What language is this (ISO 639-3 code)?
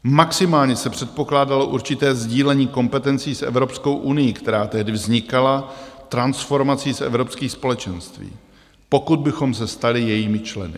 ces